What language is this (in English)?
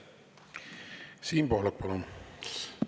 Estonian